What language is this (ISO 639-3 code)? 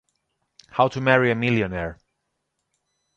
ita